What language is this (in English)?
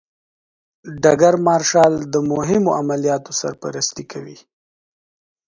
Pashto